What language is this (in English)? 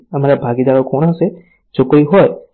Gujarati